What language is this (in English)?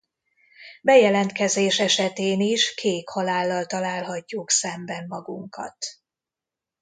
Hungarian